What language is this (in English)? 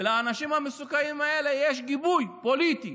Hebrew